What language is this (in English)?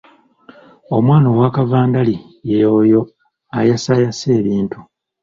Ganda